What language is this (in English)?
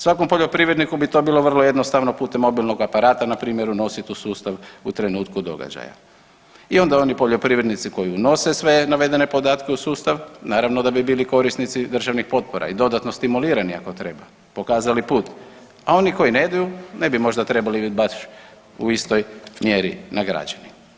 Croatian